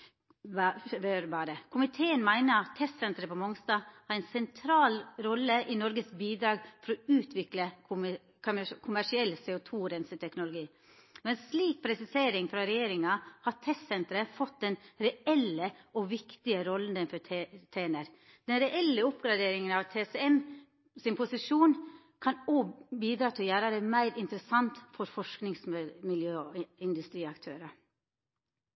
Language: Norwegian Nynorsk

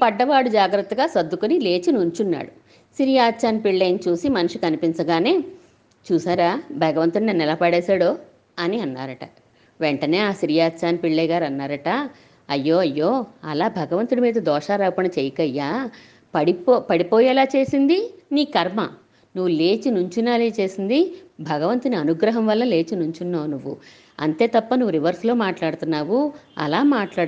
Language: Telugu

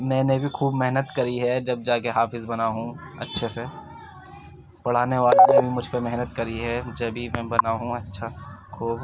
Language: Urdu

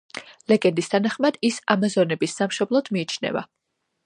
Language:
Georgian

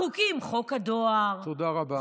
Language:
Hebrew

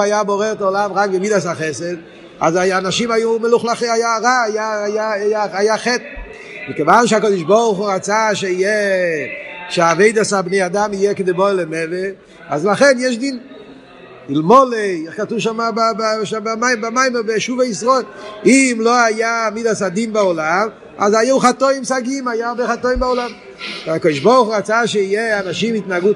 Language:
Hebrew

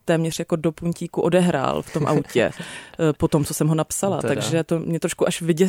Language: Czech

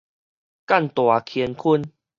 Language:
Min Nan Chinese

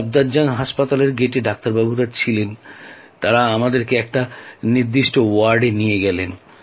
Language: Bangla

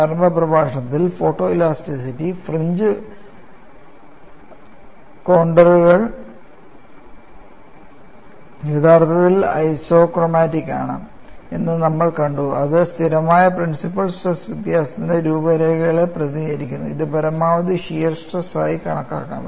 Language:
Malayalam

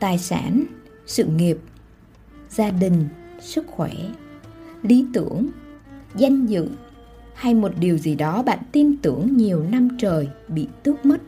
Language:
Vietnamese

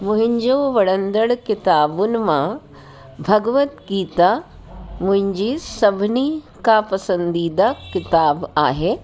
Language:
Sindhi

